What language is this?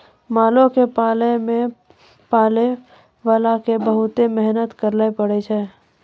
Maithili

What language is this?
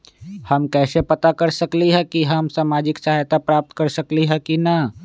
Magahi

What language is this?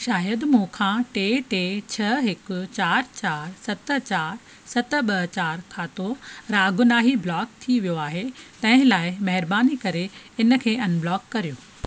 Sindhi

